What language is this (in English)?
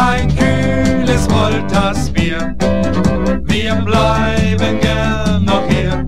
Romanian